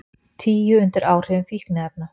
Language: Icelandic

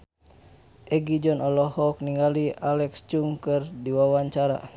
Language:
Sundanese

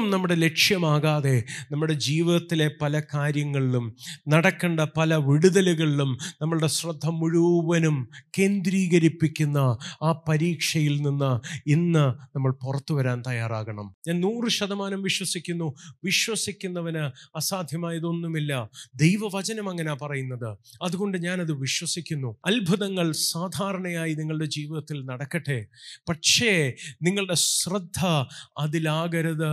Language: Malayalam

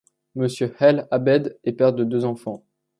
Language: French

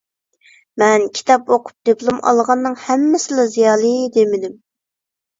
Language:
Uyghur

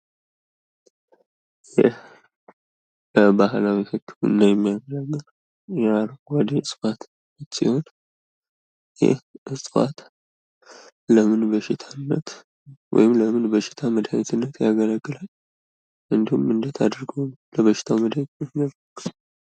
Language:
Amharic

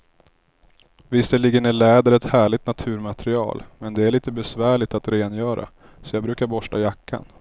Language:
Swedish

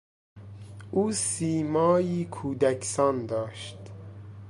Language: Persian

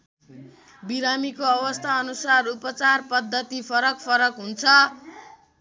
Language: Nepali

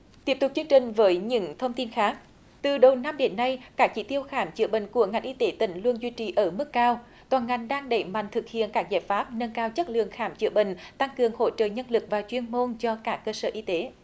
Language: Vietnamese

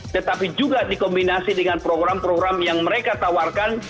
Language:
Indonesian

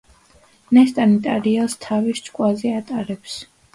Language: Georgian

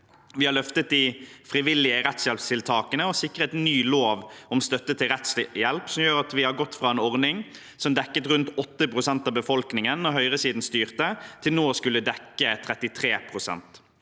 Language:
Norwegian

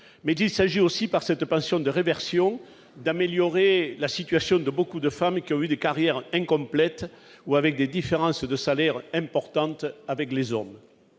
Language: French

